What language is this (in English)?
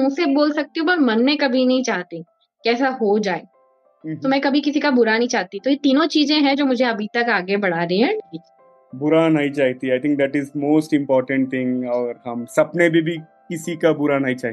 Hindi